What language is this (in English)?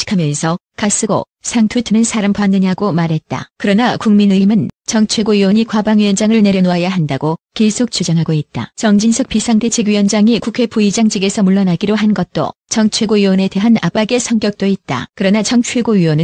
Korean